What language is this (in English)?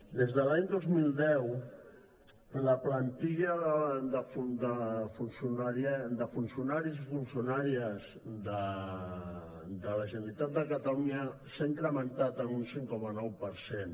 Catalan